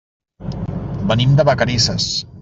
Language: Catalan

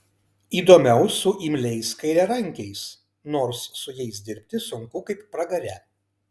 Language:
Lithuanian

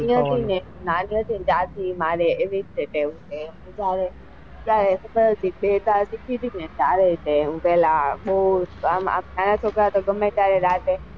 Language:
Gujarati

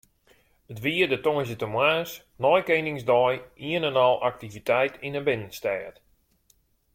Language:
Western Frisian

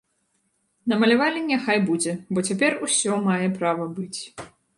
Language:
Belarusian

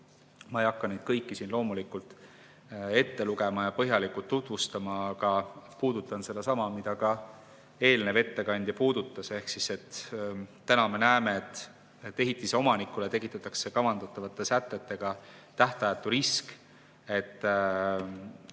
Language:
Estonian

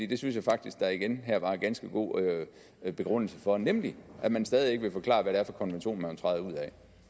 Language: Danish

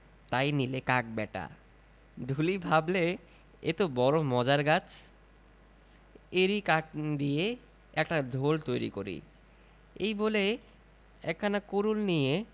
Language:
Bangla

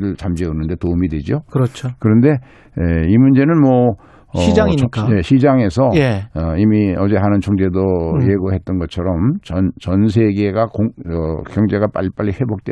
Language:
Korean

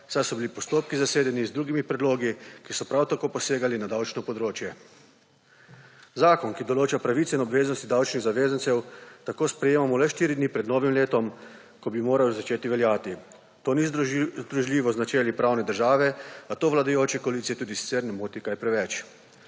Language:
Slovenian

